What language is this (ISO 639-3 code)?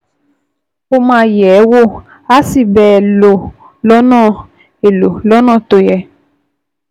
yor